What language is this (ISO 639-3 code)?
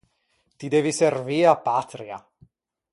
lij